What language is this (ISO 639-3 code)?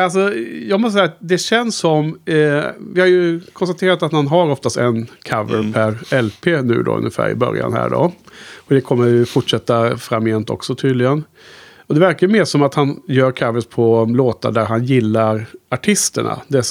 swe